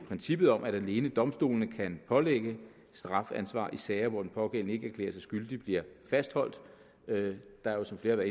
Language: Danish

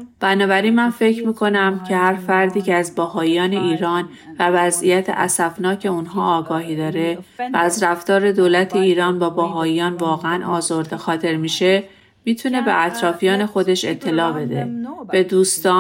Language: Persian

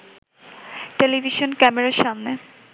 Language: Bangla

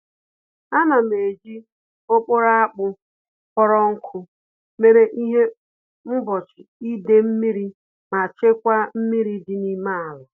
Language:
Igbo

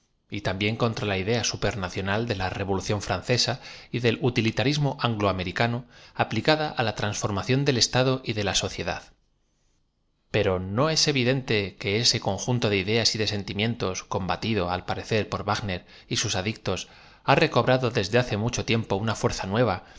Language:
Spanish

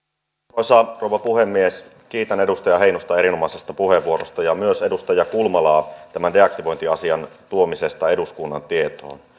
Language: Finnish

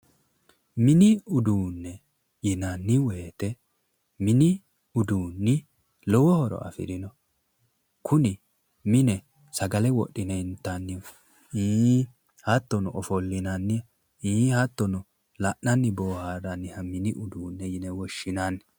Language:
Sidamo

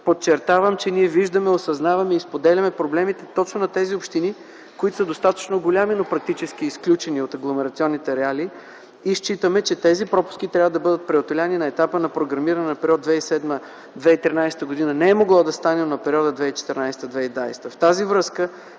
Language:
Bulgarian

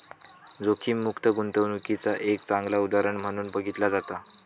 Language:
Marathi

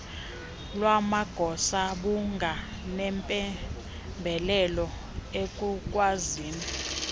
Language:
Xhosa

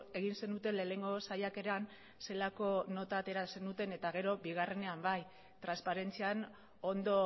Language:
Basque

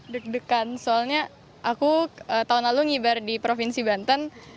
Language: Indonesian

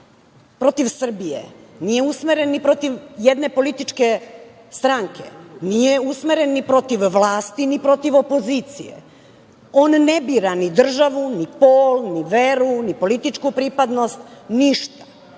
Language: Serbian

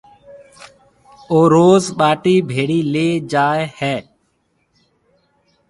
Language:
Marwari (Pakistan)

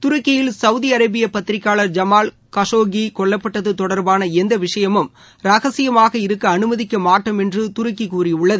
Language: Tamil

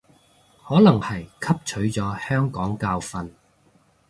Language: Cantonese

